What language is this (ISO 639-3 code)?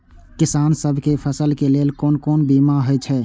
mai